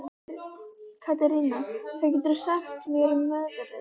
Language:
Icelandic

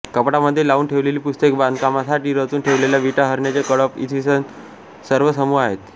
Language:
Marathi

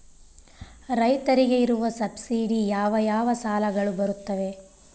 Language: Kannada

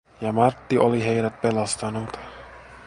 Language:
Finnish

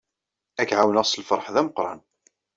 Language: Kabyle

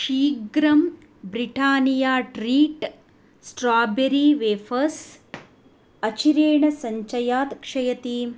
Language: Sanskrit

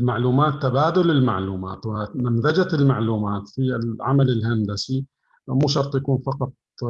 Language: Arabic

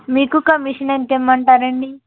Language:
Telugu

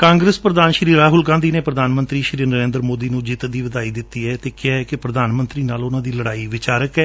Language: Punjabi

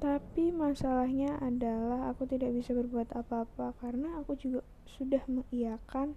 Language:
Indonesian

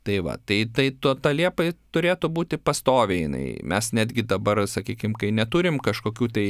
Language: Lithuanian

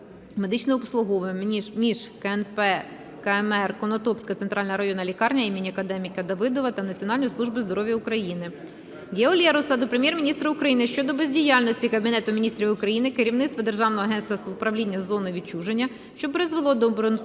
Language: Ukrainian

